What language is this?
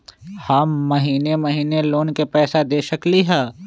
Magahi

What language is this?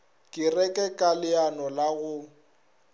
Northern Sotho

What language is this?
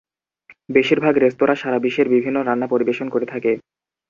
Bangla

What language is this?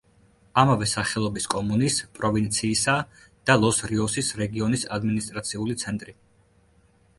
Georgian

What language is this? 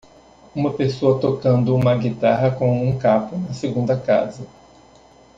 Portuguese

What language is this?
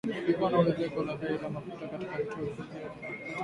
Swahili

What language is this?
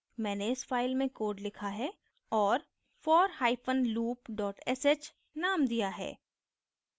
Hindi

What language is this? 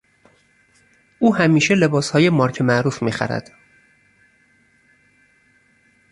Persian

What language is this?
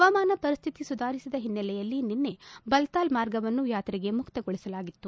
Kannada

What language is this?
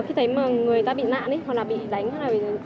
Vietnamese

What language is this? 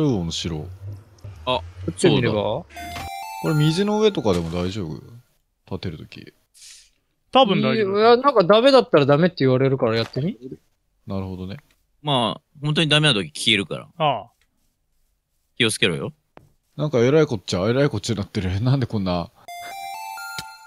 Japanese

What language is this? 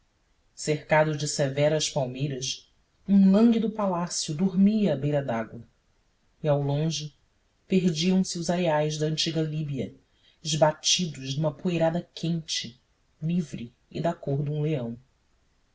Portuguese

